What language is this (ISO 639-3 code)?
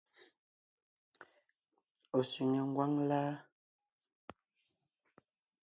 nnh